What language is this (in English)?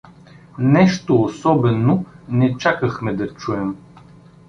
Bulgarian